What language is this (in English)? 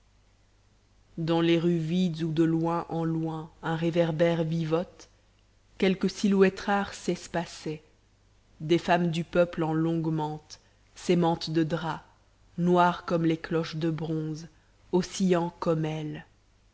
French